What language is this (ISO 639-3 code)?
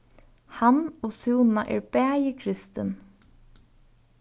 fao